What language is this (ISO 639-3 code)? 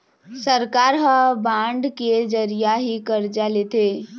hne